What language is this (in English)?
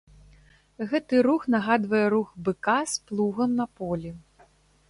Belarusian